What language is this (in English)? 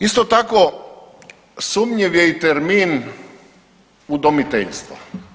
Croatian